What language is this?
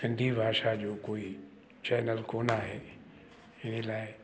Sindhi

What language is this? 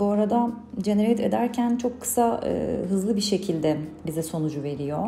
Turkish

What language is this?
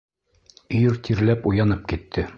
Bashkir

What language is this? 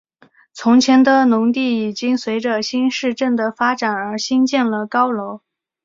Chinese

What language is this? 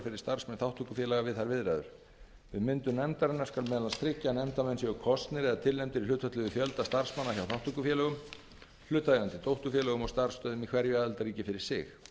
Icelandic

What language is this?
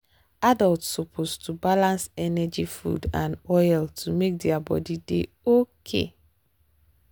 Nigerian Pidgin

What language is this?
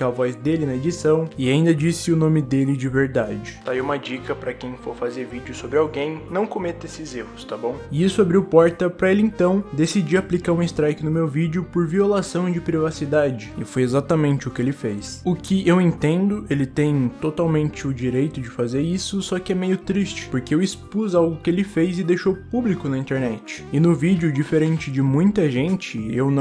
Portuguese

